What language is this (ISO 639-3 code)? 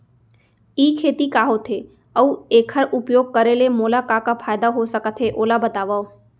hne